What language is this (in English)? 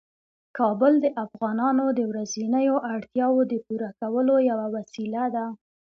Pashto